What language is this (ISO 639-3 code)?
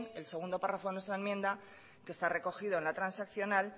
spa